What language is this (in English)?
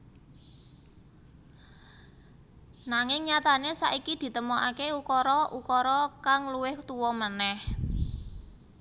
Javanese